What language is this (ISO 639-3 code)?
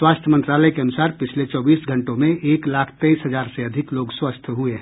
hin